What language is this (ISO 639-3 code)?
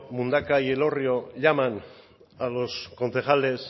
spa